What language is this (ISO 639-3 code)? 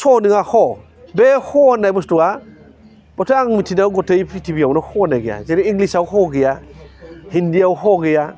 brx